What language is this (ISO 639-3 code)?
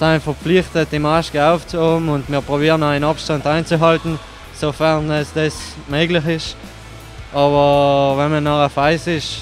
deu